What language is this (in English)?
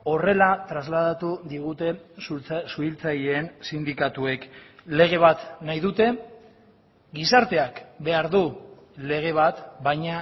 Basque